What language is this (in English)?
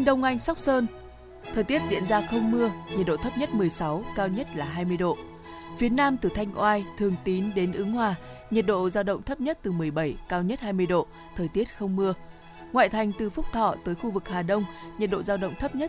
Vietnamese